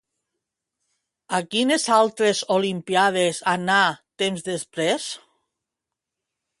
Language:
Catalan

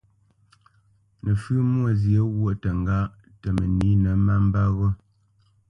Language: Bamenyam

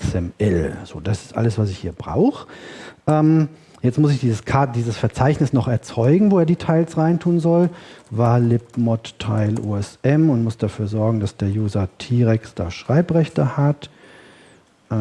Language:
German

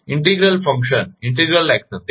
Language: Gujarati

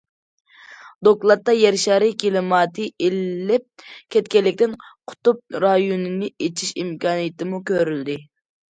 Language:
Uyghur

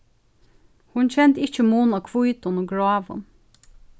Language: Faroese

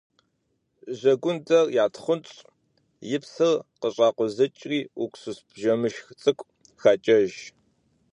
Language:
Kabardian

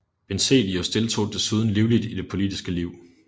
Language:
Danish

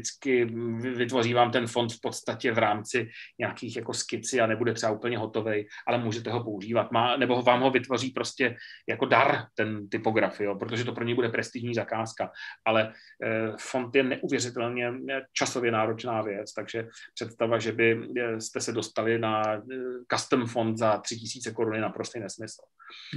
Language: Czech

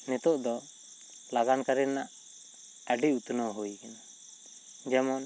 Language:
Santali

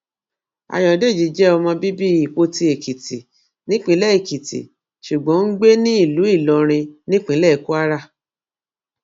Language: Yoruba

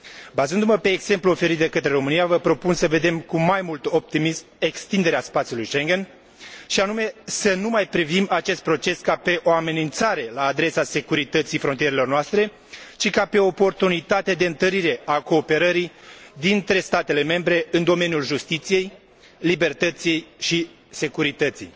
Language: Romanian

